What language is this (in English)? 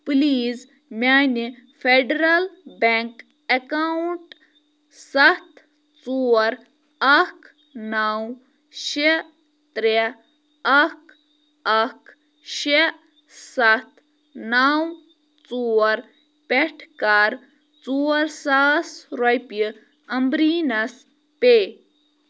Kashmiri